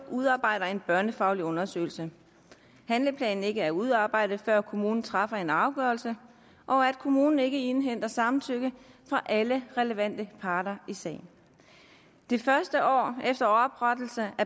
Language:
Danish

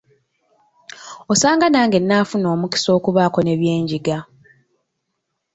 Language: Ganda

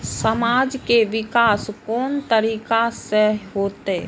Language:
Maithili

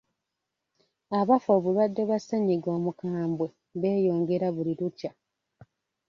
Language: Ganda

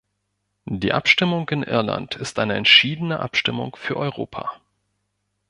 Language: German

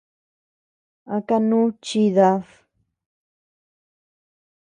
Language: Tepeuxila Cuicatec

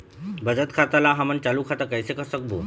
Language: Chhattisgarhi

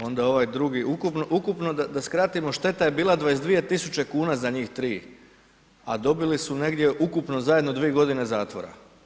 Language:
Croatian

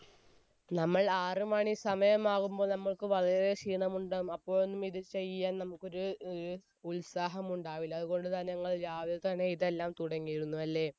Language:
Malayalam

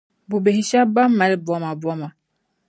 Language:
Dagbani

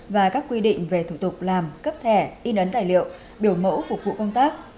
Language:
Vietnamese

